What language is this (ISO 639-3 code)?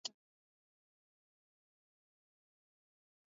swa